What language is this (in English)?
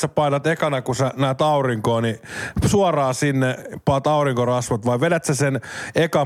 Finnish